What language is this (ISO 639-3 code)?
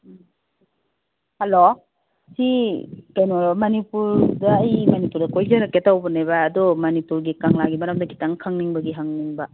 mni